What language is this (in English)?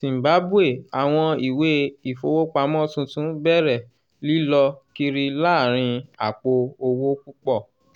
Yoruba